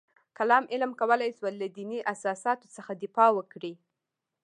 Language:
Pashto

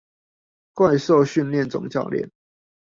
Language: Chinese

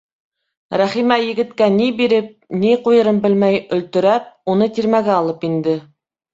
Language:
Bashkir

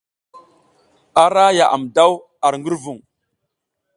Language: South Giziga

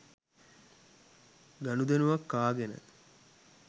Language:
Sinhala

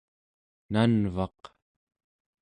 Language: Central Yupik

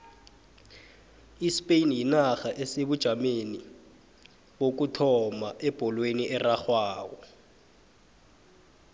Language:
South Ndebele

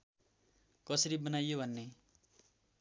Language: Nepali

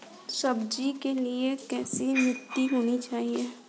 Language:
Hindi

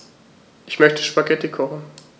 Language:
German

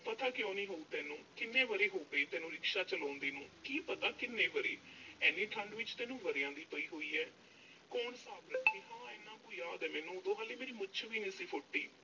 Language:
Punjabi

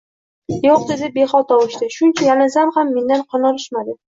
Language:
Uzbek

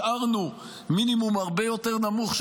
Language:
Hebrew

